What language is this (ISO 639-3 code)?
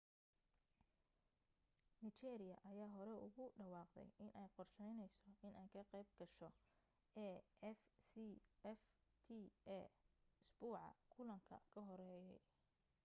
som